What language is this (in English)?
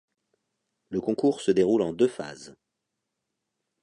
French